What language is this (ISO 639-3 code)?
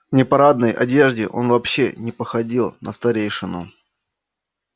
rus